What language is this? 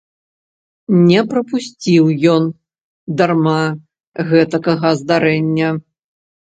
Belarusian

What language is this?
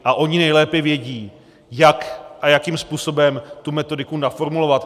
Czech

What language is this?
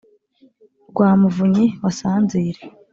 Kinyarwanda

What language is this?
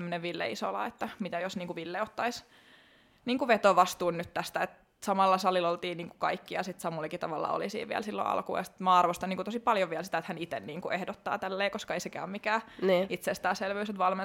Finnish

